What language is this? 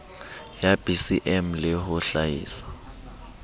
Southern Sotho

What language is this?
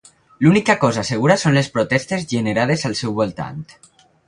Catalan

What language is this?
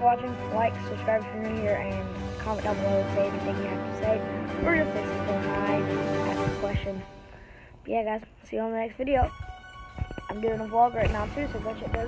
English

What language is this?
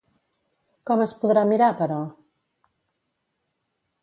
Catalan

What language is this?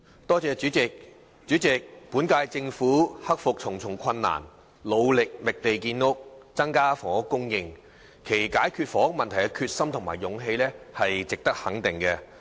Cantonese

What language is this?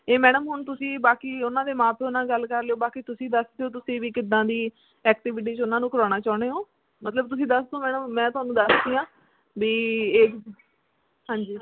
Punjabi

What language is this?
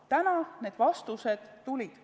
Estonian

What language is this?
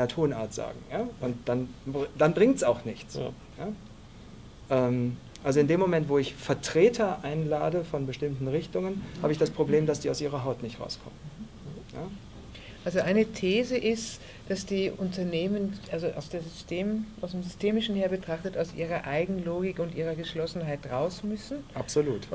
German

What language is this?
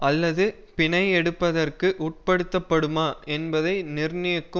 Tamil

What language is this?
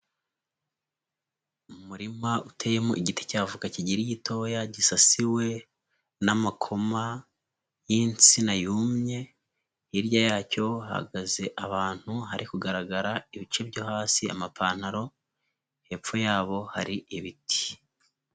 Kinyarwanda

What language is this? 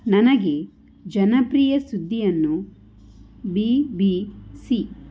Kannada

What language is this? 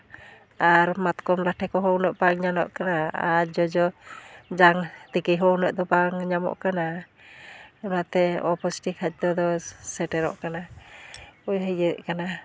Santali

